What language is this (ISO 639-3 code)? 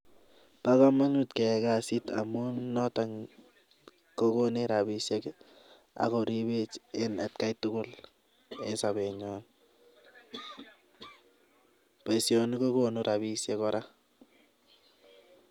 kln